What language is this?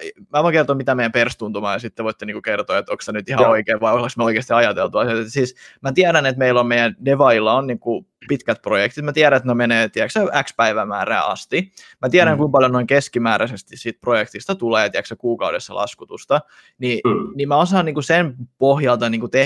Finnish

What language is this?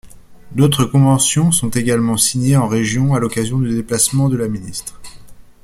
French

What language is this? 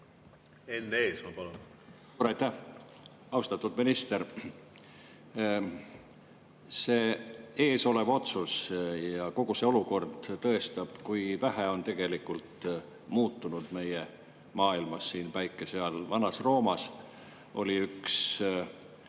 Estonian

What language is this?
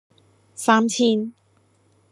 Cantonese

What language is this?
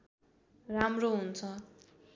Nepali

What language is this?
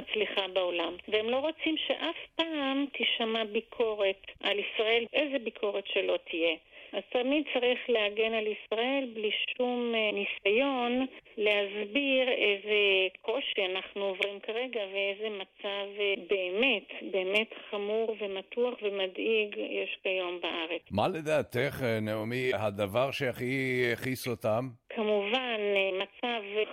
Hebrew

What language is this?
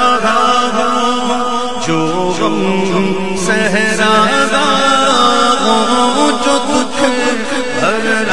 Arabic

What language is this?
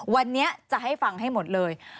Thai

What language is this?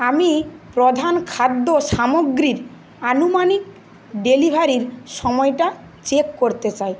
Bangla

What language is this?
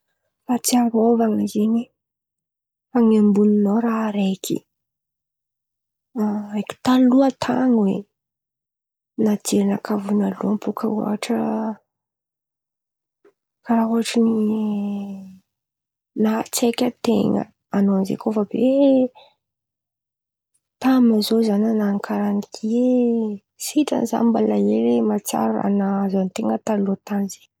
Antankarana Malagasy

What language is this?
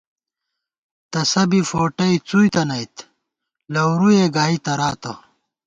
Gawar-Bati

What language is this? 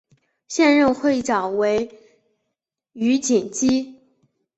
Chinese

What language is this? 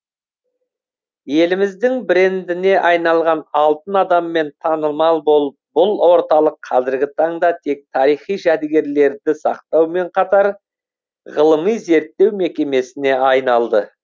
Kazakh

